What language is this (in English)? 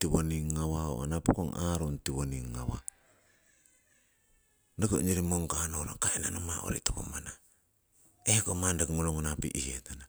Siwai